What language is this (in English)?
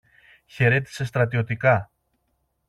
Greek